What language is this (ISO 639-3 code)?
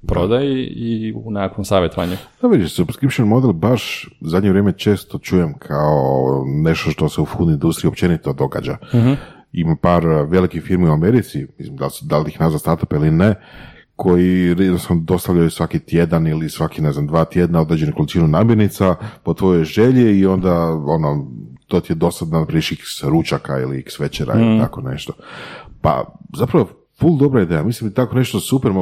hrv